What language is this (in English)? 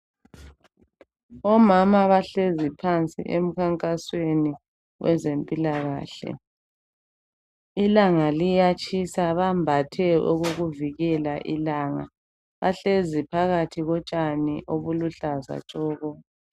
North Ndebele